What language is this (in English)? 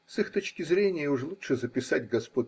Russian